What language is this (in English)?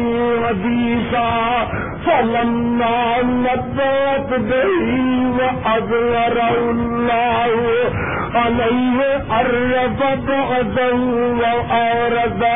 Urdu